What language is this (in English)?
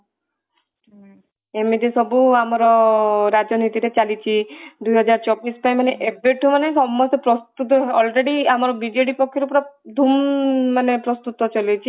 Odia